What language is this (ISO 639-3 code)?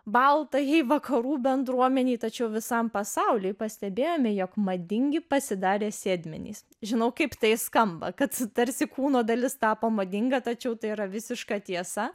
lit